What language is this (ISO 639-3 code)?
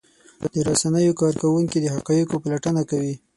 pus